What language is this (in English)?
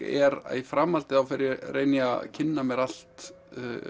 Icelandic